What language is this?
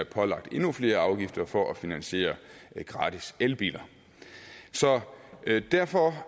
Danish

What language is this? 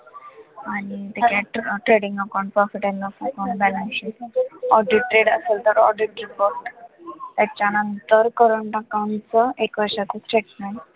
Marathi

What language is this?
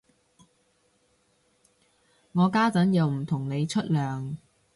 Cantonese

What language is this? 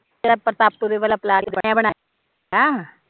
Punjabi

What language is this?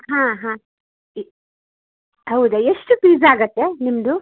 Kannada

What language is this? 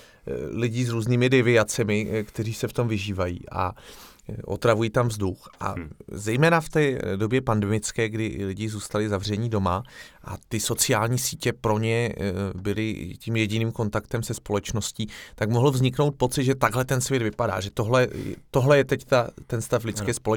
Czech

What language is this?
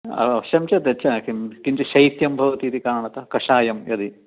Sanskrit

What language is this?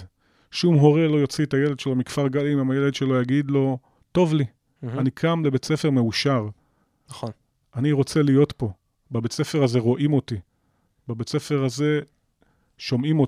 Hebrew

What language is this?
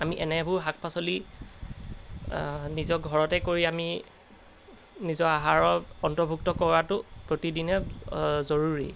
Assamese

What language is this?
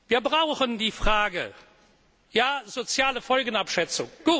German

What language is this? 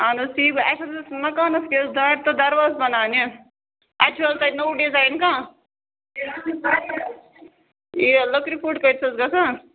Kashmiri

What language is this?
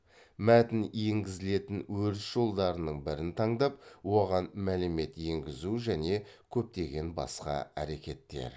Kazakh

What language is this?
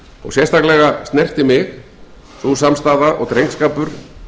Icelandic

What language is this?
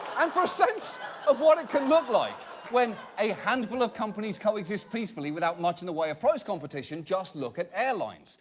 English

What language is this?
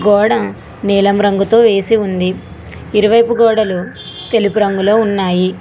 Telugu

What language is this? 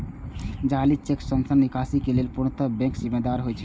Maithili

